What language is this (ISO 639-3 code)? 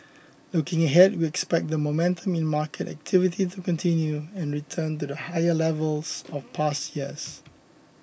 eng